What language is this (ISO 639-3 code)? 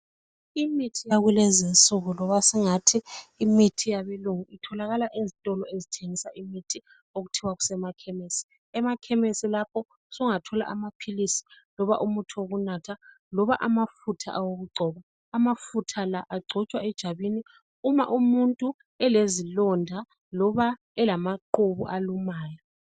nde